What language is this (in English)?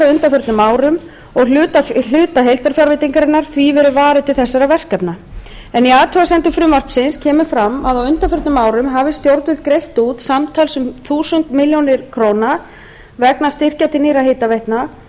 Icelandic